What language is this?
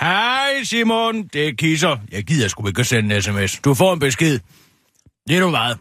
Danish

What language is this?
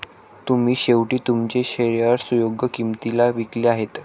Marathi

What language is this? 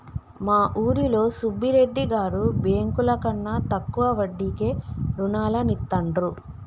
Telugu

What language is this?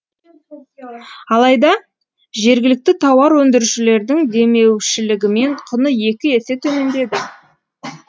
Kazakh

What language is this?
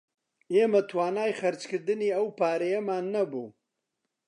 Central Kurdish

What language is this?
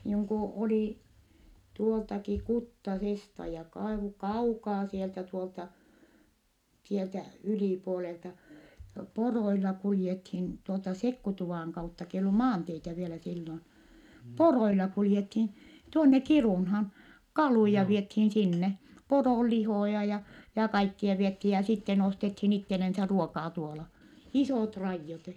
Finnish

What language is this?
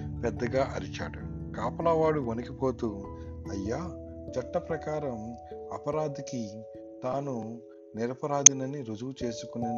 Telugu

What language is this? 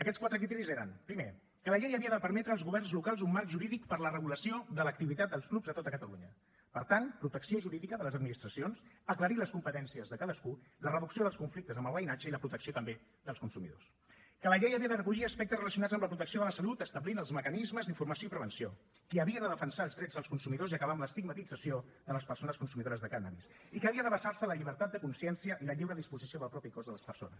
Catalan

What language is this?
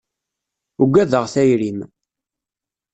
Kabyle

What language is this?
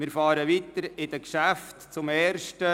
Swiss German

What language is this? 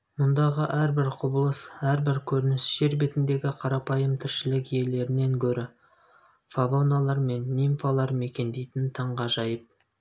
Kazakh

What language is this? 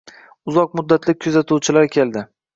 Uzbek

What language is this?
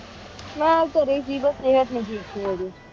Punjabi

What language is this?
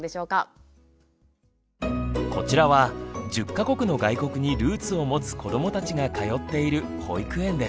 Japanese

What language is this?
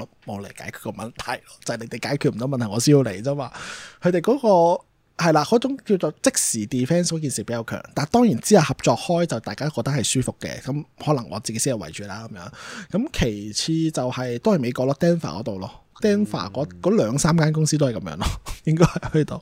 Chinese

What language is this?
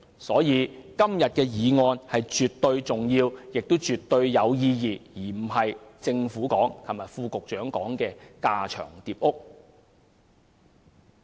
Cantonese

